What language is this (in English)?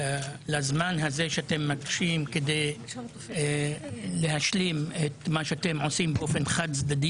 Hebrew